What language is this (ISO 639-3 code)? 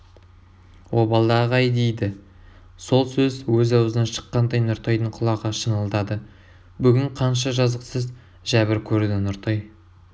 kaz